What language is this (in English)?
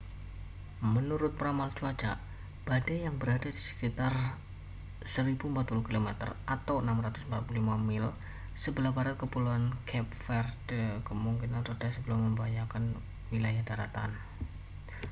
Indonesian